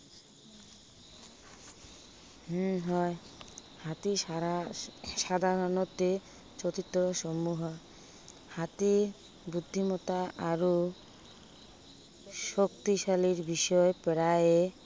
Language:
Assamese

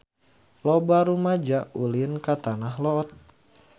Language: Sundanese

